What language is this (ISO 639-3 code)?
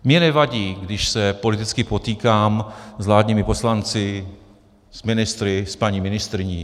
ces